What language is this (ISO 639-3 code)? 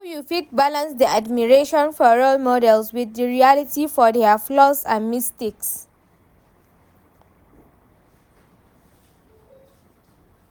pcm